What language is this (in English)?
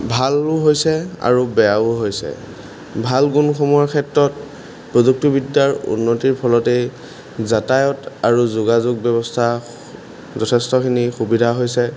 Assamese